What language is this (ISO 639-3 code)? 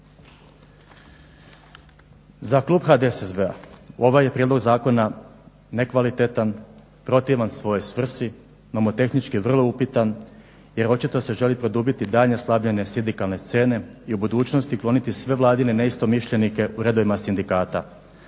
hrv